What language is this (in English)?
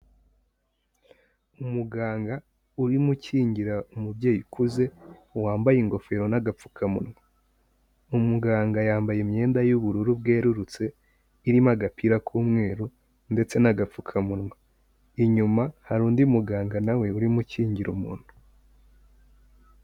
Kinyarwanda